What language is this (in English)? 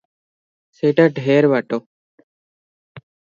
Odia